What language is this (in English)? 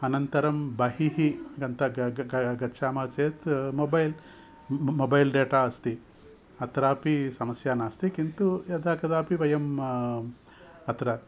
Sanskrit